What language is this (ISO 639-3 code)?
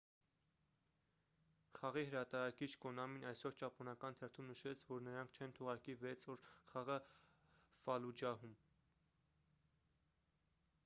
hye